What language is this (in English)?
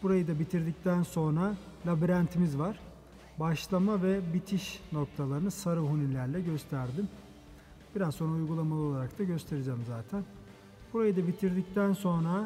Turkish